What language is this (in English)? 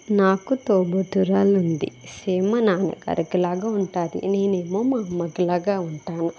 Telugu